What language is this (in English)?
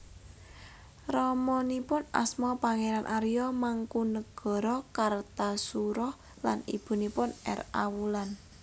Javanese